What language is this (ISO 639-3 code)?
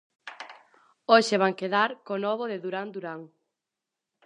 glg